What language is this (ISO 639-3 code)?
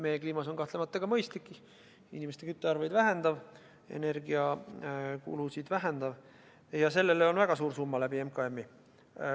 est